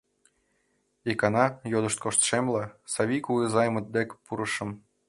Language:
Mari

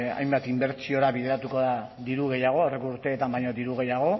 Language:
Basque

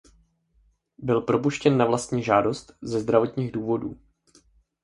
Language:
Czech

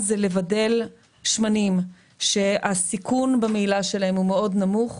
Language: Hebrew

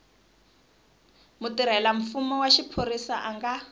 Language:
Tsonga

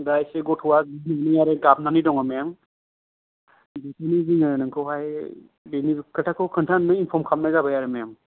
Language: Bodo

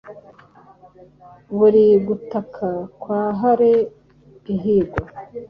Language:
Kinyarwanda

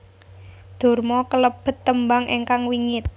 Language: Javanese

